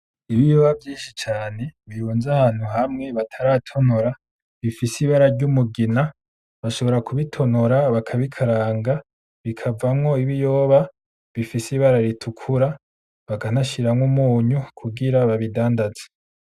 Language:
Rundi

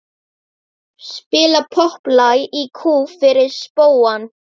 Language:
Icelandic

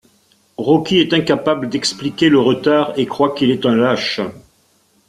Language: French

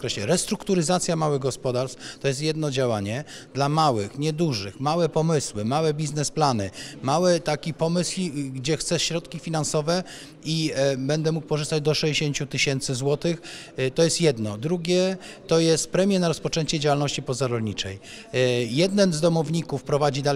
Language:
Polish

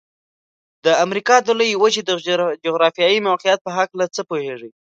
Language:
Pashto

